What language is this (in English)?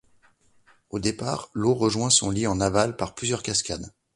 French